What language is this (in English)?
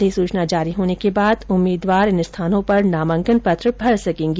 Hindi